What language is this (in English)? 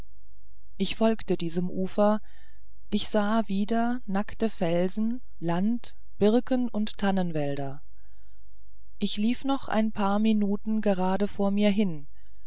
German